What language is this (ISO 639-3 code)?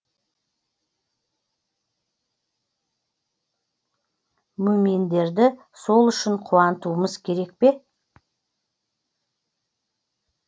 kaz